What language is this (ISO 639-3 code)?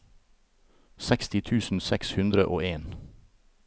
nor